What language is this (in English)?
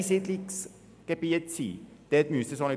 Swiss German